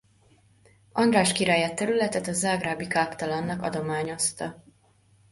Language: Hungarian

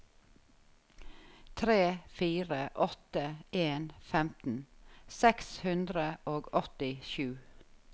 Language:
Norwegian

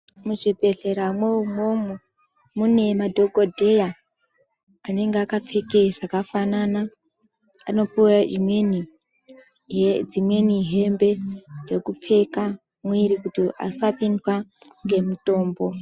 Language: Ndau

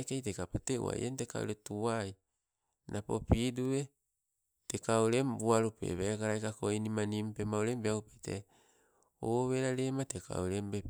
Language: Sibe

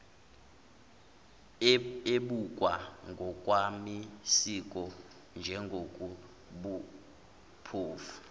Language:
Zulu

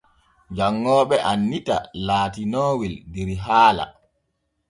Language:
Borgu Fulfulde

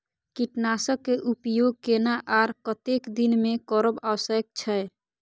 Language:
Maithili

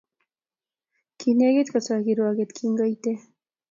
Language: Kalenjin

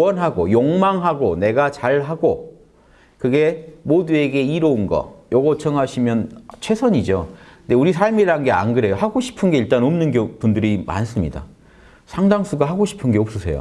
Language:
Korean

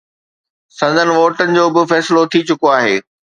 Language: Sindhi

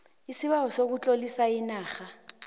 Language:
South Ndebele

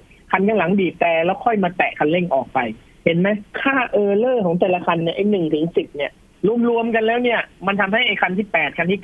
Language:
Thai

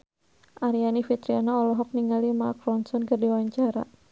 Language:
Sundanese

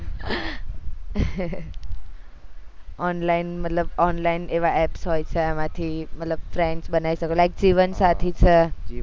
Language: Gujarati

